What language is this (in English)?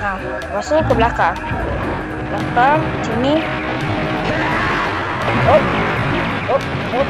Malay